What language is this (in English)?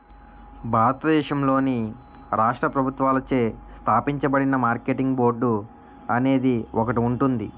Telugu